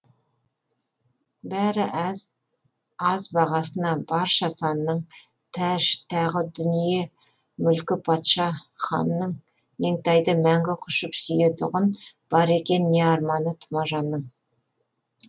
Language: Kazakh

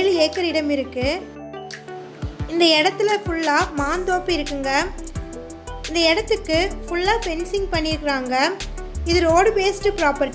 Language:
Dutch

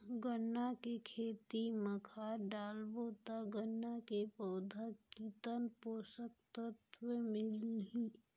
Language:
Chhattisgarhi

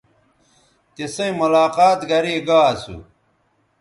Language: Bateri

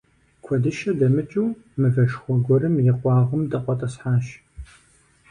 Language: Kabardian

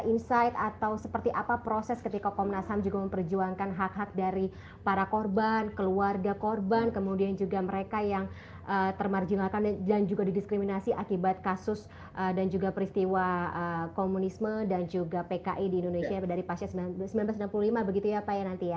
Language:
Indonesian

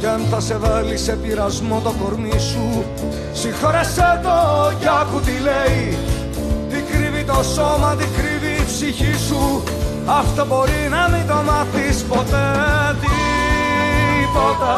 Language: Greek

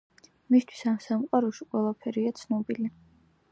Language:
Georgian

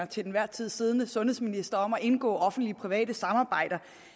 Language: Danish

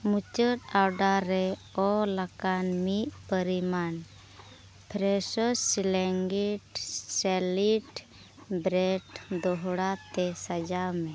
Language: Santali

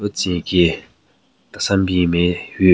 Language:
Southern Rengma Naga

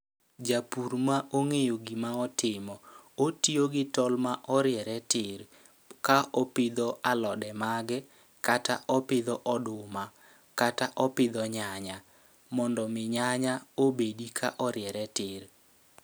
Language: Luo (Kenya and Tanzania)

